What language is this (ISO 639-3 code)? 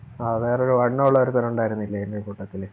mal